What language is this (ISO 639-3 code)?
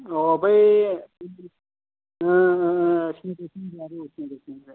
brx